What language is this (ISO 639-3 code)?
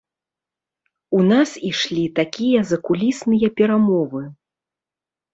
bel